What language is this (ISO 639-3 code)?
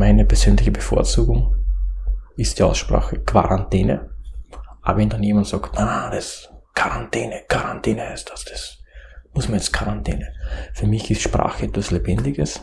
deu